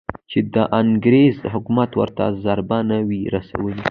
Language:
Pashto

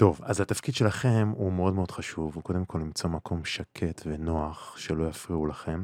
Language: Hebrew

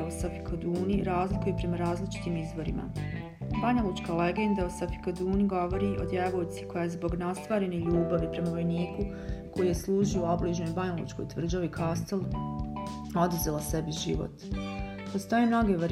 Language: Croatian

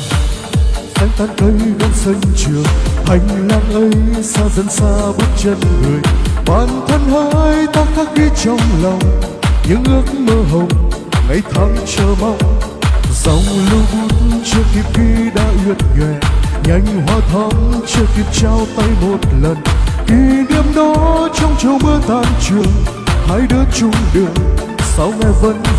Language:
Vietnamese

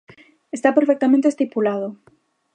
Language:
Galician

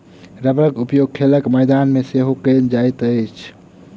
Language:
Maithili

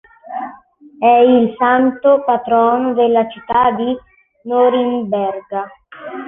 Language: Italian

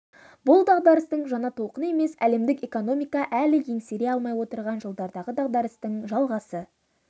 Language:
Kazakh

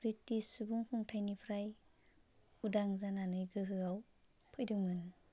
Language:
Bodo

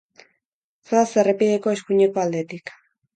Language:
Basque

